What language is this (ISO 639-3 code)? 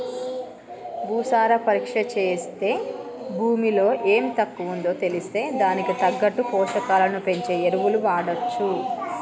tel